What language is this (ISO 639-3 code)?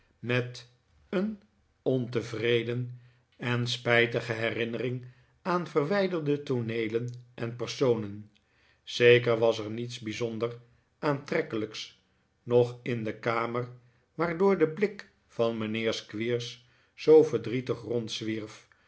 nld